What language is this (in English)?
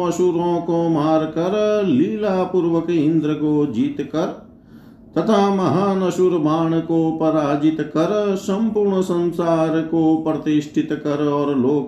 Hindi